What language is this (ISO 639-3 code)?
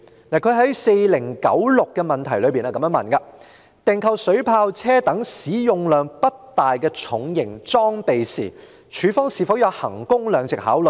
yue